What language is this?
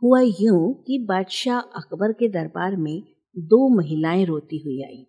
Hindi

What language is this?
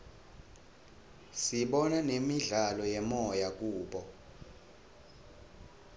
Swati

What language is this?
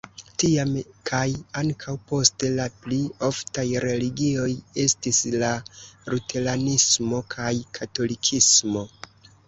Esperanto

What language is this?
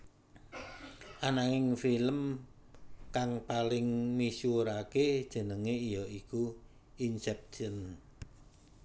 Javanese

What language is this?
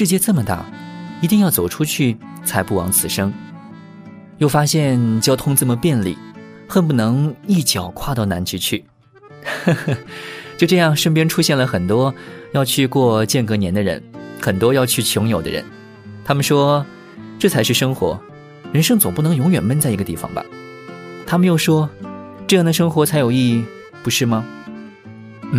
Chinese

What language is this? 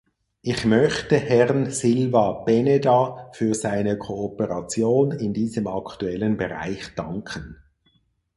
German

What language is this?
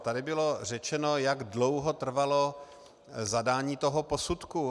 Czech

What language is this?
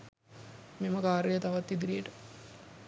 Sinhala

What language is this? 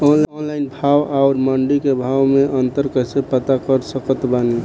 Bhojpuri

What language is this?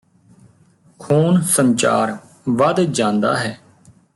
Punjabi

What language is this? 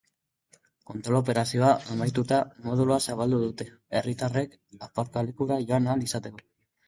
Basque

